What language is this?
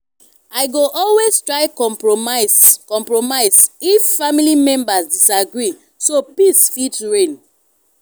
Nigerian Pidgin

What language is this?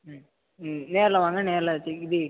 Tamil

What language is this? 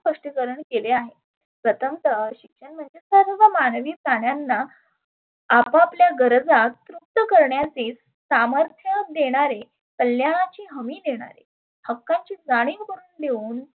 Marathi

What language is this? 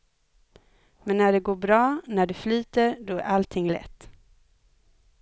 Swedish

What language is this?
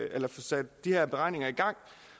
Danish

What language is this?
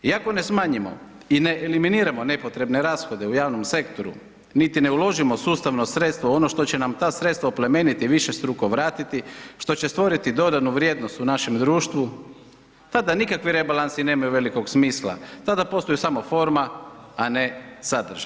Croatian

